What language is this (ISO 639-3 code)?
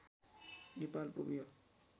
nep